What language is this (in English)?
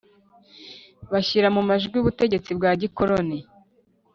Kinyarwanda